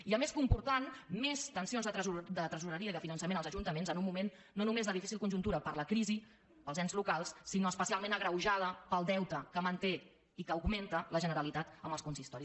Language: Catalan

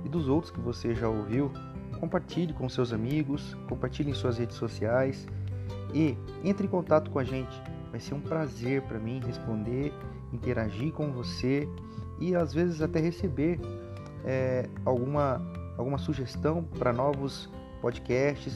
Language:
Portuguese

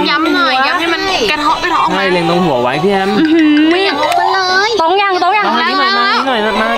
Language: Thai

